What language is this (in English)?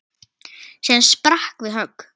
Icelandic